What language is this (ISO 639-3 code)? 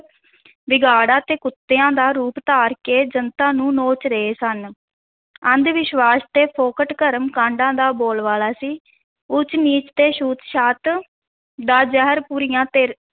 pan